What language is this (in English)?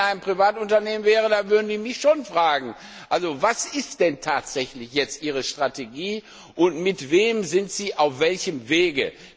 German